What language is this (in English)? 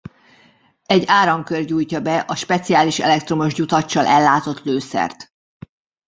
Hungarian